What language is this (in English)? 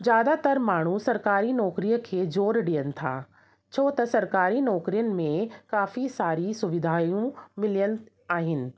Sindhi